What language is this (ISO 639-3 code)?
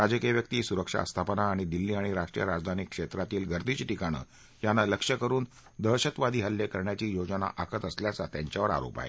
mar